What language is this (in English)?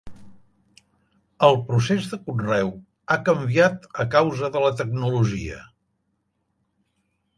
Catalan